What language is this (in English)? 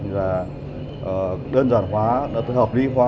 Vietnamese